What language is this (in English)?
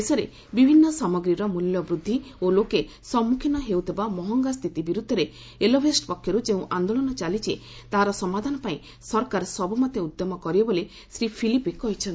Odia